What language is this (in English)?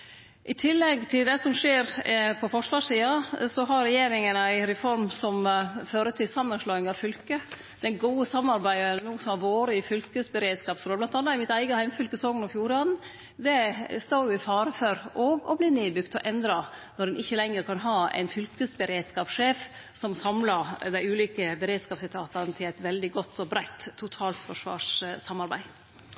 Norwegian Nynorsk